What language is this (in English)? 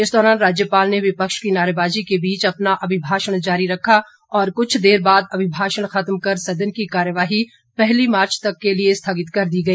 Hindi